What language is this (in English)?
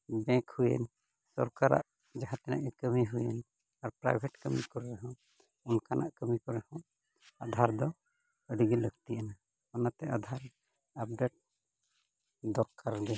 Santali